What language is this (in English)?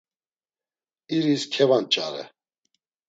Laz